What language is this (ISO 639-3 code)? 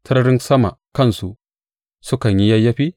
hau